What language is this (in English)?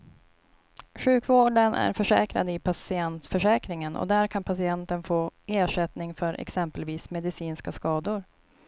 Swedish